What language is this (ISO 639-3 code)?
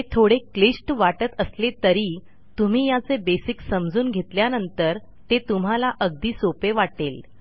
mar